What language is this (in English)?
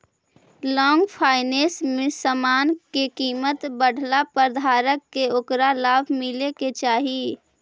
Magahi